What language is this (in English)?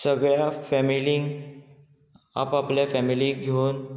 Konkani